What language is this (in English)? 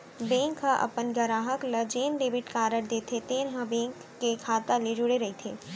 Chhattisgarhi